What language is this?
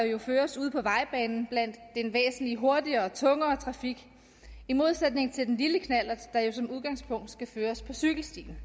Danish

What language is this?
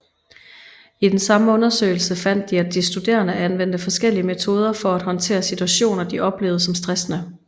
Danish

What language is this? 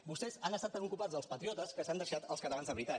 Catalan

